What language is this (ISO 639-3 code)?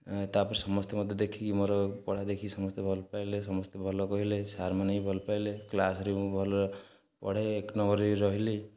ori